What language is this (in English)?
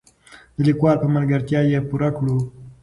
Pashto